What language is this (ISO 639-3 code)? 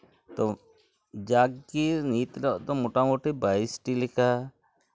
sat